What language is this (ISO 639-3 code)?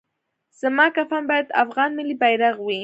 pus